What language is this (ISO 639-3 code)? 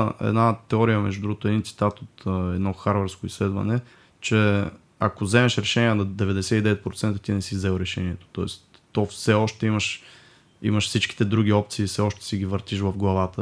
bul